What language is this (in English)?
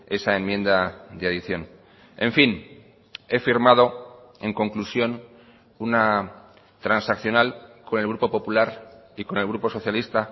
Spanish